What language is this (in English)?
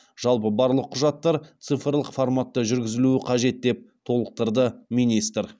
Kazakh